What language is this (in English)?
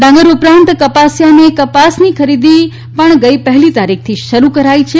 Gujarati